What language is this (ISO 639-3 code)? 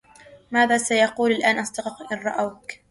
ara